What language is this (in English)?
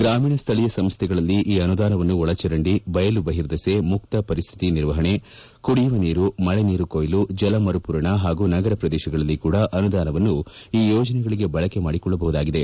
Kannada